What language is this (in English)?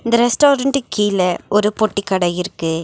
Tamil